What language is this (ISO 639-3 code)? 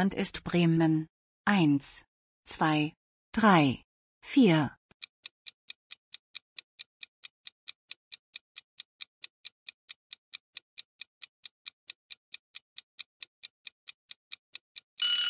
deu